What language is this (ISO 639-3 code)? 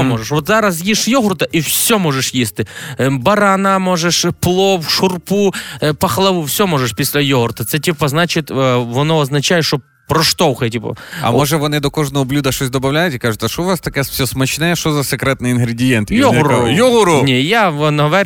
ukr